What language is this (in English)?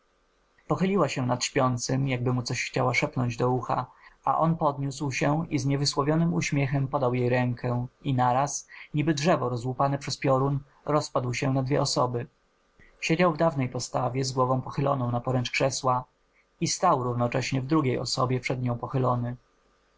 Polish